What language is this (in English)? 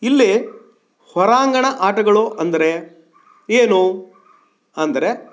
Kannada